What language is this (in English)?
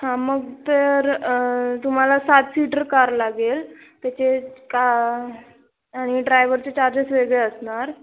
Marathi